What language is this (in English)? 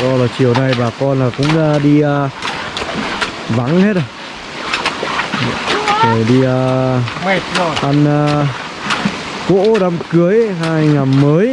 Vietnamese